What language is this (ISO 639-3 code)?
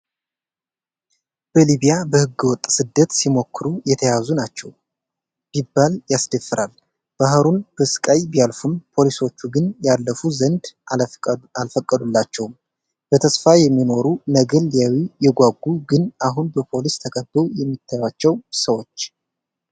amh